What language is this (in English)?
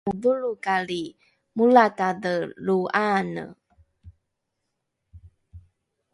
Rukai